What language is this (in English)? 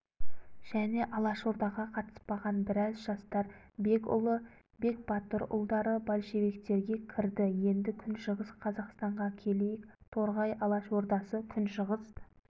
Kazakh